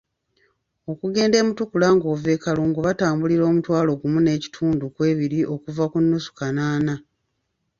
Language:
Ganda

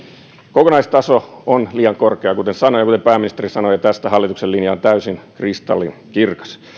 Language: Finnish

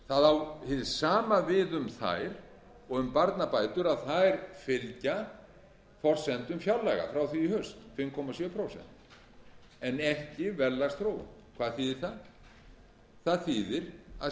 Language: Icelandic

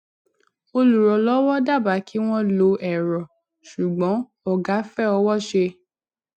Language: Yoruba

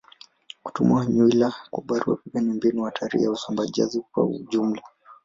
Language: Swahili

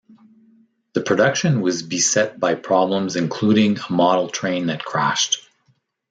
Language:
English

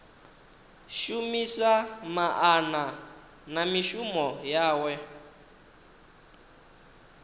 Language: Venda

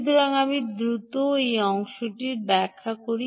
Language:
Bangla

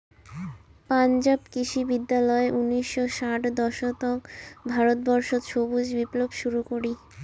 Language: Bangla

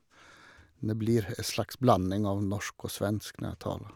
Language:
Norwegian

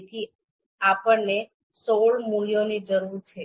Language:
Gujarati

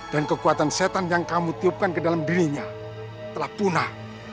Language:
Indonesian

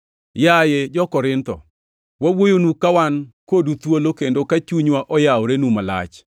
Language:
Luo (Kenya and Tanzania)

